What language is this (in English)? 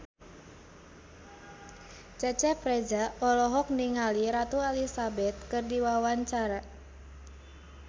Sundanese